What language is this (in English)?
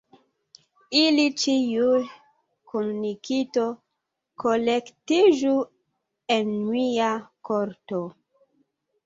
Esperanto